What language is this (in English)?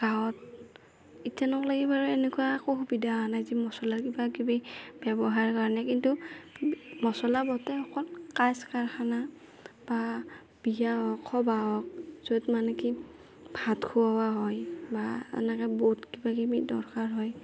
Assamese